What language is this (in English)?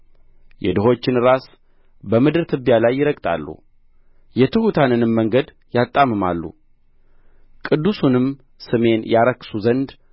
Amharic